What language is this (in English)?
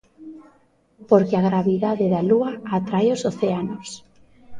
Galician